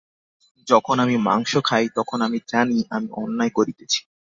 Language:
Bangla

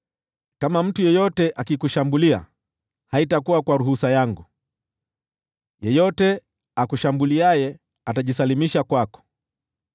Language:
Swahili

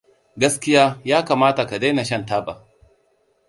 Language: Hausa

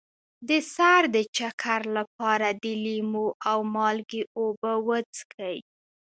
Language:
Pashto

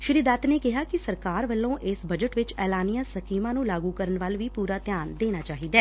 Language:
Punjabi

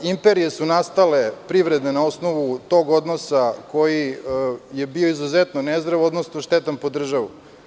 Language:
Serbian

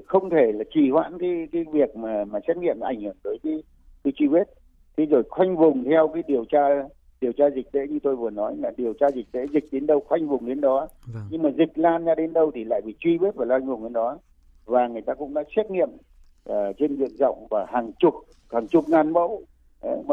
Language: Vietnamese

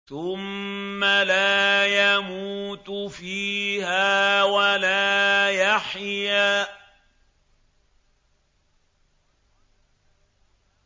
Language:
Arabic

